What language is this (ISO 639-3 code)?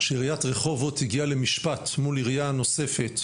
heb